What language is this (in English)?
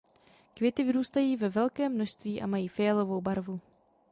Czech